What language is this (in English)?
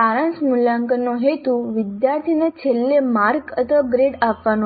Gujarati